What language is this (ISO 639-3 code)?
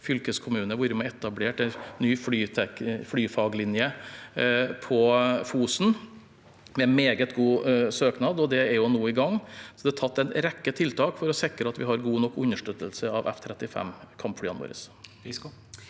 nor